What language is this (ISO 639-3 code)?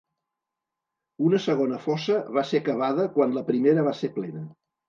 cat